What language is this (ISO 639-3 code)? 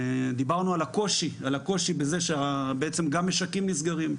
heb